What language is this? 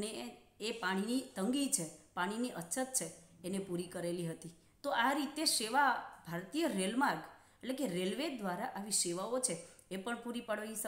Hindi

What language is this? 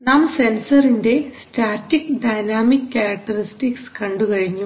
Malayalam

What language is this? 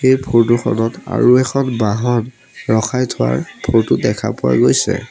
Assamese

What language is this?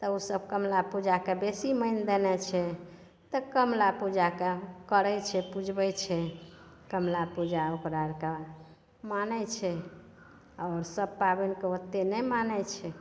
Maithili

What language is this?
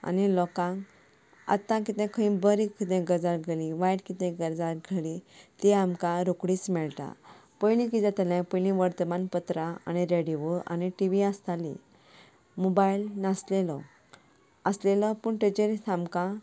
Konkani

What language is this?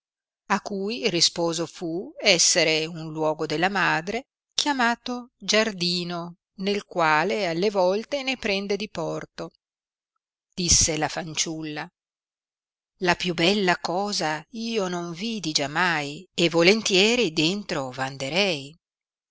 Italian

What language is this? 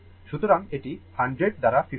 Bangla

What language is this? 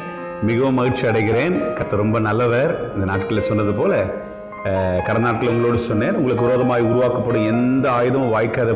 Romanian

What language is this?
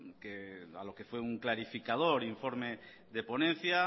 Spanish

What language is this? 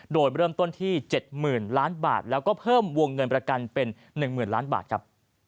Thai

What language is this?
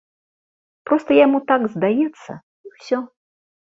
Belarusian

